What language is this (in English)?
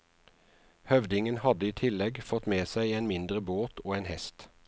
Norwegian